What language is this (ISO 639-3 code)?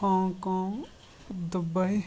kas